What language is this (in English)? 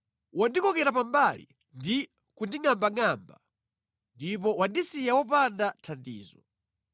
Nyanja